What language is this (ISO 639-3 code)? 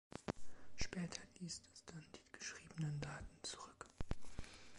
deu